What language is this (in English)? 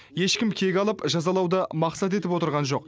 Kazakh